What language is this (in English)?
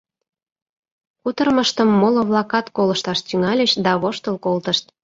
Mari